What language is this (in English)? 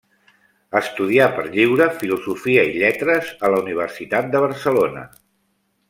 Catalan